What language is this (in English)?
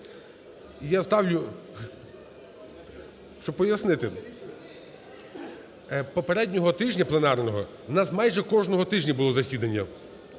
Ukrainian